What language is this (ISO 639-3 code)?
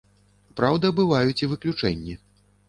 bel